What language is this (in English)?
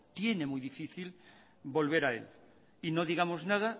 Spanish